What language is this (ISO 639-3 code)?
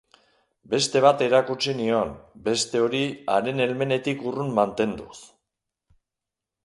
eus